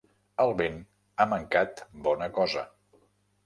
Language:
Catalan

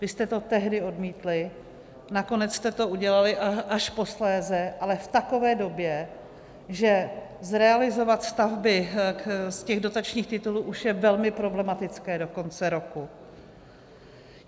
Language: Czech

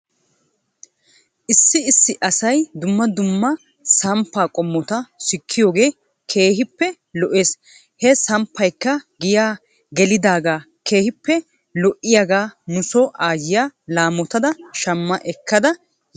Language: Wolaytta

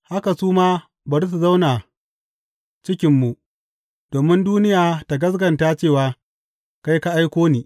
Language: Hausa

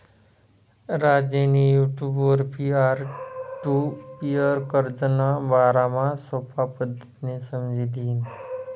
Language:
Marathi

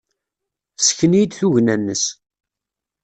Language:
Kabyle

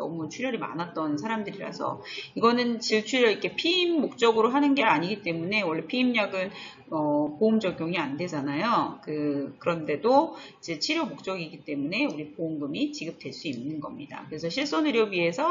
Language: Korean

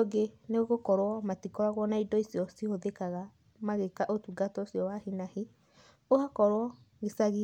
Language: Kikuyu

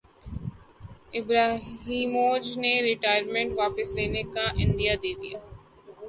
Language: Urdu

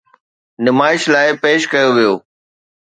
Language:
Sindhi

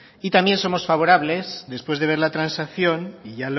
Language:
Spanish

